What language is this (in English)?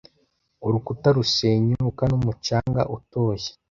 Kinyarwanda